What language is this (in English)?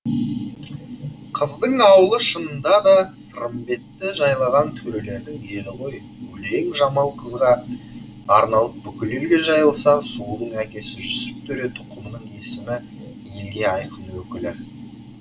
Kazakh